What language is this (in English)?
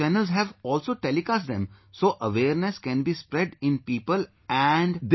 English